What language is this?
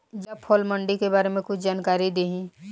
Bhojpuri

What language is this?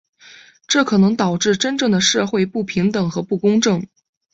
Chinese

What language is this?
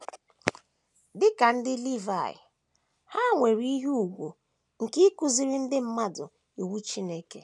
Igbo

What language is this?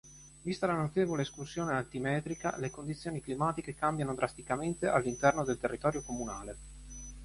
Italian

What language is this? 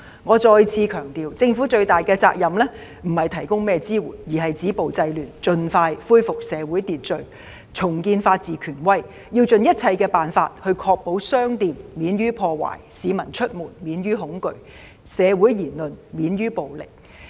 Cantonese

